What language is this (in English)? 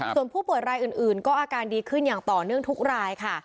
Thai